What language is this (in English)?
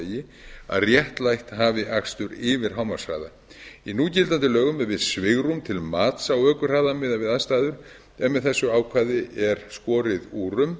Icelandic